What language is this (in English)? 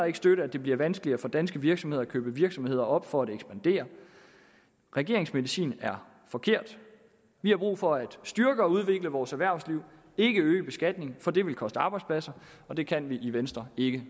Danish